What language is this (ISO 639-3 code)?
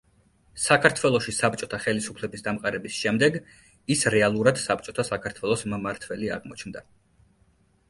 kat